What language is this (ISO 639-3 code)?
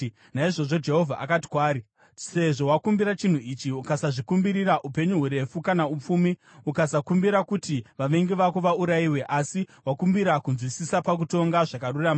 sna